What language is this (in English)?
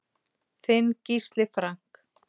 Icelandic